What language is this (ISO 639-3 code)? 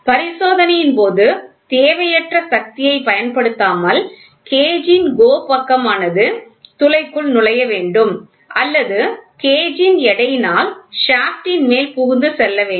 tam